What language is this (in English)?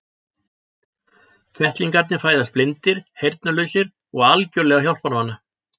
Icelandic